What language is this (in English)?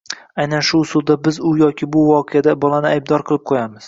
Uzbek